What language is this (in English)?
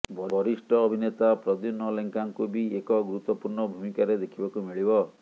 Odia